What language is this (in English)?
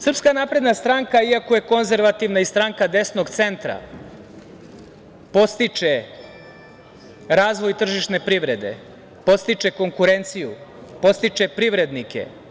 Serbian